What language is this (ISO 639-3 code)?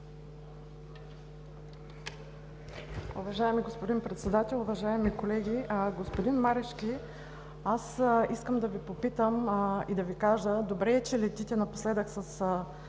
bul